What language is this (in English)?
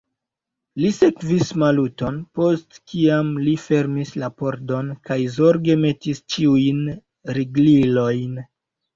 Esperanto